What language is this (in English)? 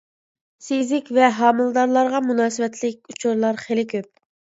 Uyghur